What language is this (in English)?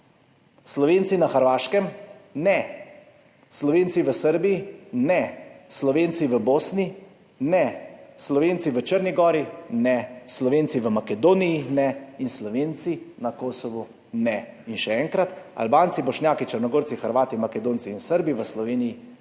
Slovenian